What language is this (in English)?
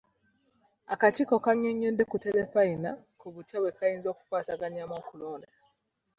Ganda